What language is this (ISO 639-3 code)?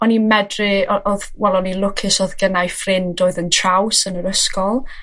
cym